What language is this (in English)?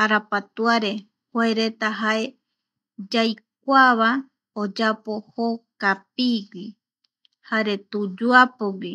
Eastern Bolivian Guaraní